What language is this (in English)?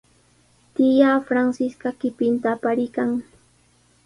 Sihuas Ancash Quechua